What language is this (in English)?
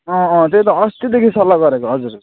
Nepali